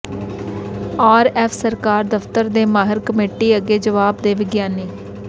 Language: Punjabi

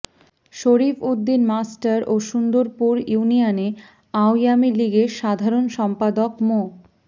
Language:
Bangla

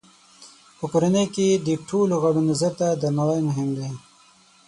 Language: Pashto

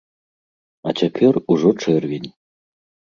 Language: Belarusian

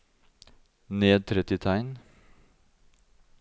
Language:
Norwegian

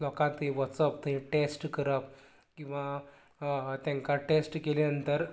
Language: Konkani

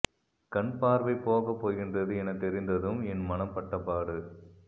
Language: Tamil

